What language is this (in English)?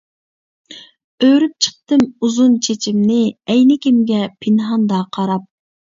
Uyghur